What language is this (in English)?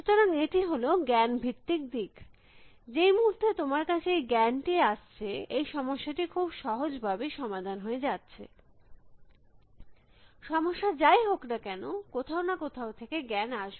Bangla